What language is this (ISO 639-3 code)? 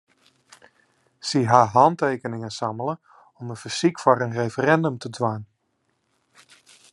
fry